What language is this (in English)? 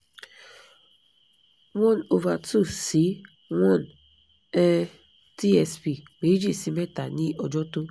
Yoruba